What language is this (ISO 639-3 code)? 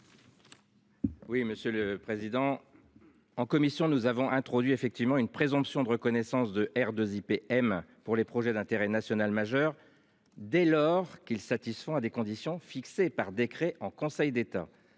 fra